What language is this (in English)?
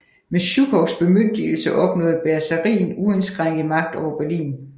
Danish